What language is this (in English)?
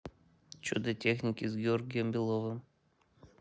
Russian